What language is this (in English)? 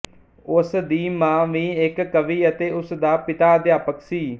Punjabi